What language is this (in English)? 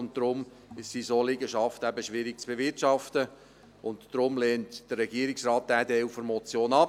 Swiss German